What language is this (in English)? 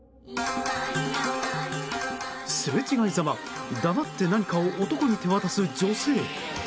Japanese